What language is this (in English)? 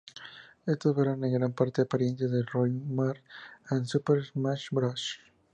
Spanish